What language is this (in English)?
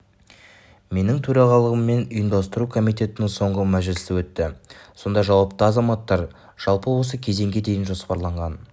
Kazakh